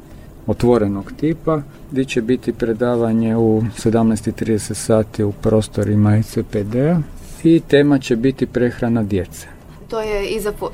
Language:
Croatian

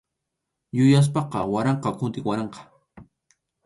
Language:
Arequipa-La Unión Quechua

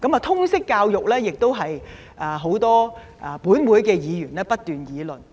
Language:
Cantonese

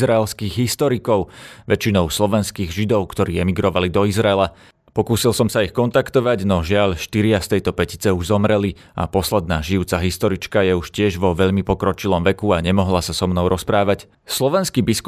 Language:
Slovak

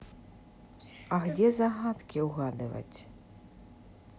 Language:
Russian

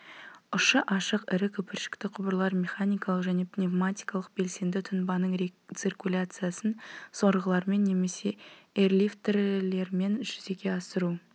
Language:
Kazakh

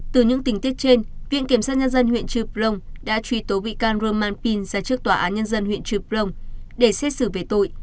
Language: Vietnamese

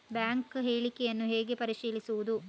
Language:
Kannada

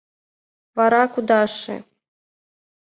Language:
Mari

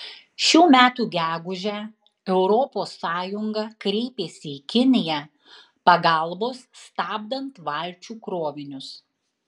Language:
Lithuanian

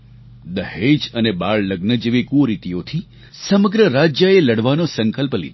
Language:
Gujarati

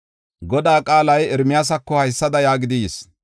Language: Gofa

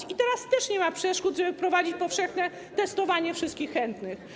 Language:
Polish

